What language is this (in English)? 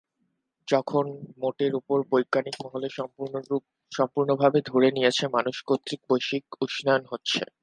Bangla